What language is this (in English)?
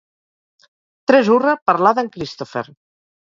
Catalan